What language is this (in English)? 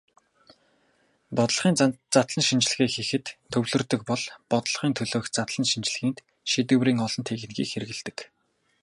Mongolian